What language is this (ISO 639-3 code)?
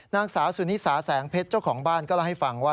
tha